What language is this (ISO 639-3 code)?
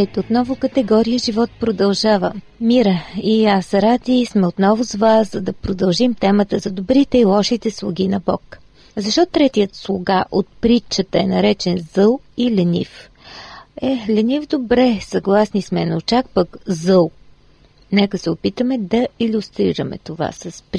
bul